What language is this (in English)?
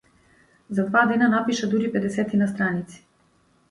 Macedonian